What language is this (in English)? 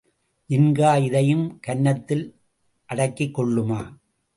Tamil